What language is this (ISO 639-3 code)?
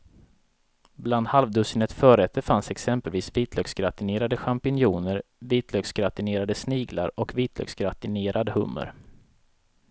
swe